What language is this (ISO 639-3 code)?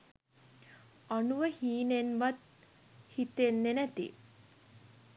sin